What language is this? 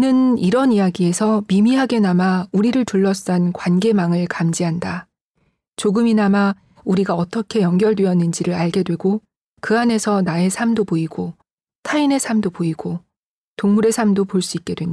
Korean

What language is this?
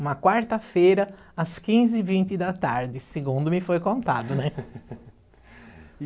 Portuguese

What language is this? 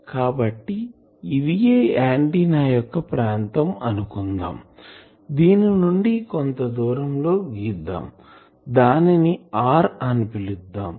Telugu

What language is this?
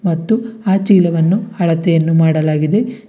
Kannada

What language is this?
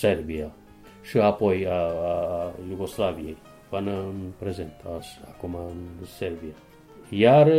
Romanian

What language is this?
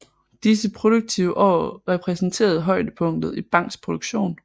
Danish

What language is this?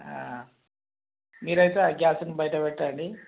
Telugu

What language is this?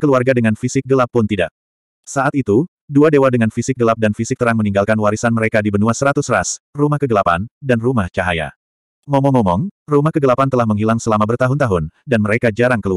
Indonesian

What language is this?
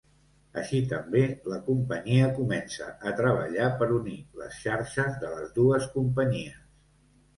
Catalan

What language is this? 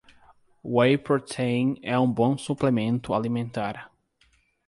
Portuguese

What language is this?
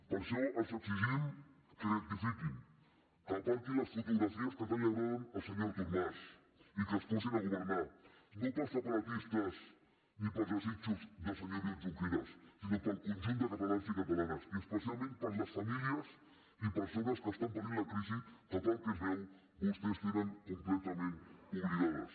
Catalan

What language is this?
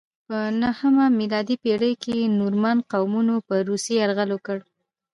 Pashto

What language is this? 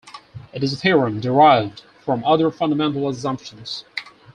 English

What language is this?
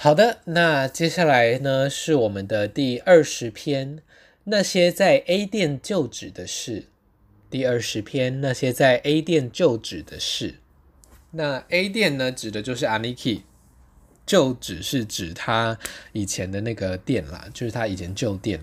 Chinese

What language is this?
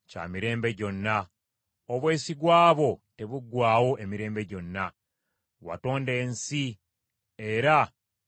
Ganda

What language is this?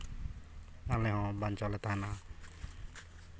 Santali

